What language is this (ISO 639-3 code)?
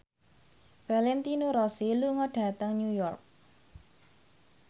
jav